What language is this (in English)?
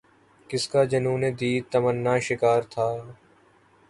Urdu